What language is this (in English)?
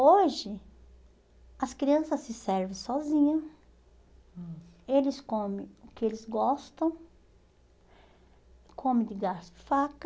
Portuguese